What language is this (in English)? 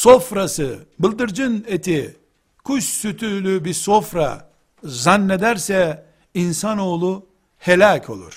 Turkish